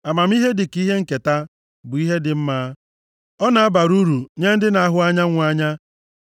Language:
Igbo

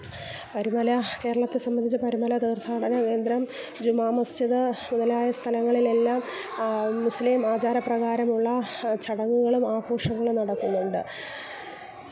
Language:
Malayalam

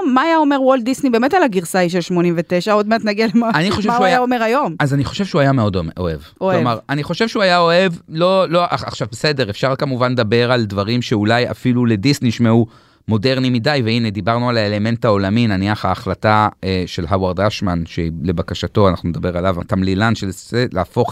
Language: Hebrew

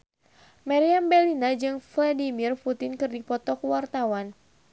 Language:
Sundanese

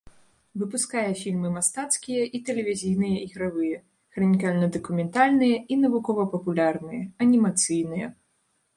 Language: Belarusian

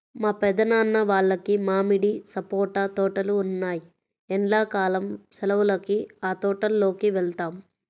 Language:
Telugu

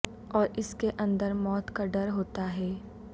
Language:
Urdu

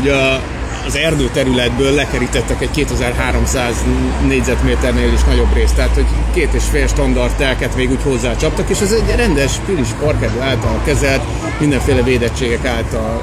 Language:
Hungarian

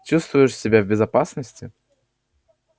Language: Russian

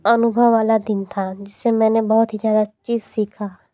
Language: Hindi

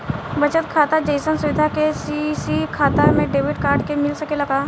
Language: Bhojpuri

